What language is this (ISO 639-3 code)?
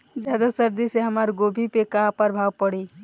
bho